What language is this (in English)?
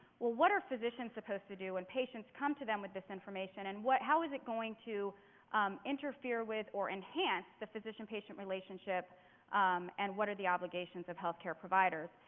English